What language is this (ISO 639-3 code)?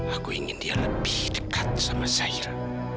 ind